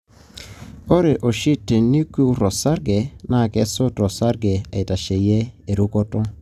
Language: Masai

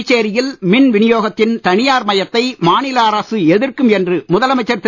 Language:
Tamil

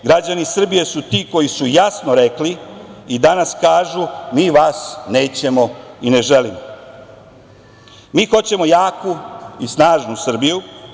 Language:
Serbian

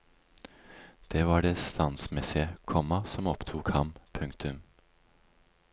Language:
Norwegian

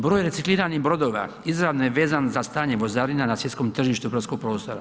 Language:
Croatian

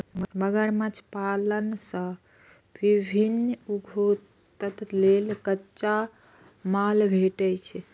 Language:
Maithili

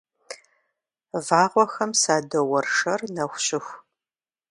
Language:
Kabardian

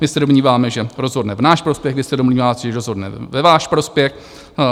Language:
Czech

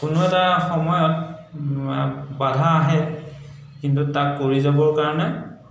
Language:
Assamese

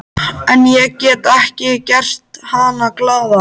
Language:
Icelandic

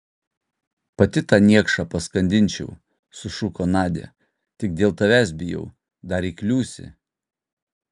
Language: Lithuanian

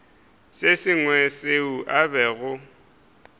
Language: Northern Sotho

